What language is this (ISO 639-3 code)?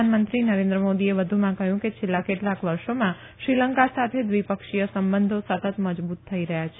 guj